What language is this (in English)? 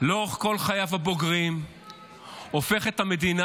Hebrew